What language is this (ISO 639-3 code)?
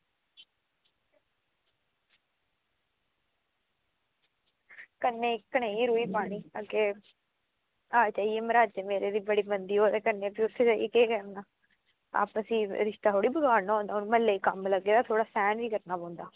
doi